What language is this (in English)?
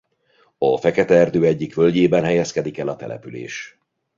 Hungarian